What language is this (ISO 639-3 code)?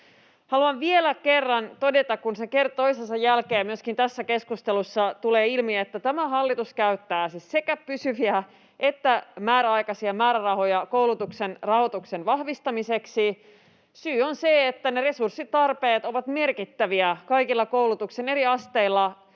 fin